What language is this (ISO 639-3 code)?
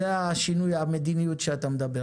heb